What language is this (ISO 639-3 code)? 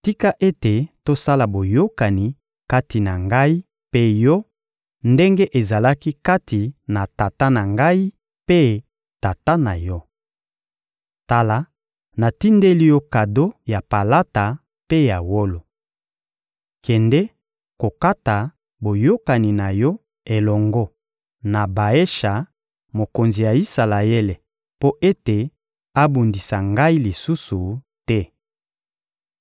lin